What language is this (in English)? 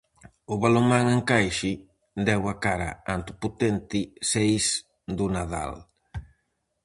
Galician